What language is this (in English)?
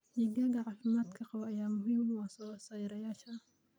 Somali